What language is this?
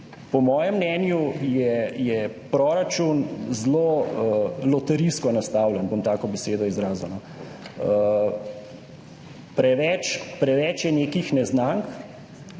Slovenian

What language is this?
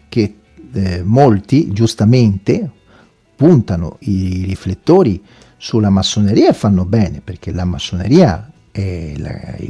Italian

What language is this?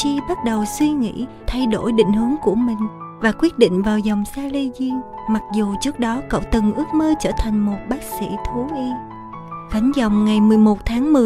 Vietnamese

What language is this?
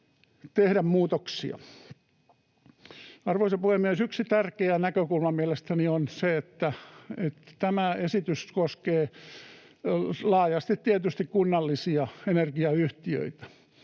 Finnish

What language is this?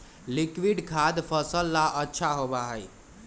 Magahi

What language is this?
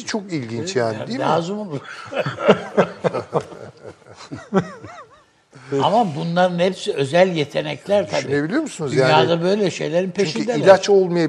Turkish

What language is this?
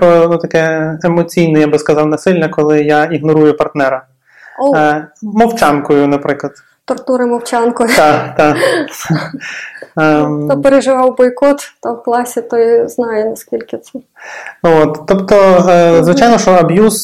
Ukrainian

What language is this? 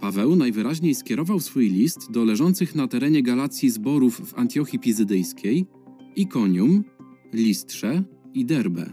Polish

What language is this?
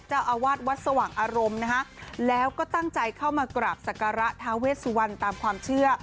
Thai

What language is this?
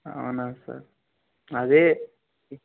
Telugu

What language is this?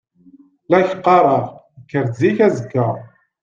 Kabyle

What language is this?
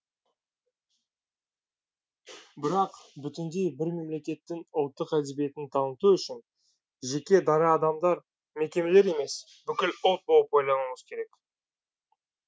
Kazakh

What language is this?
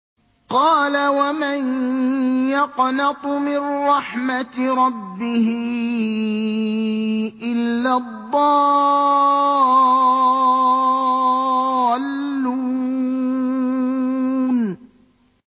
Arabic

